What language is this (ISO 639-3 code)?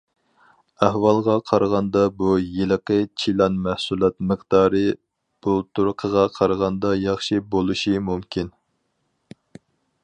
uig